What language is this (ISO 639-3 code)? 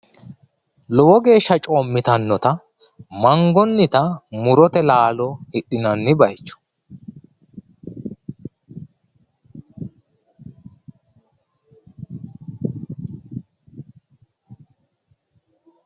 sid